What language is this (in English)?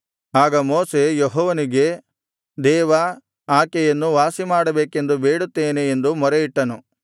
Kannada